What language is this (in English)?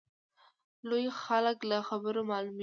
Pashto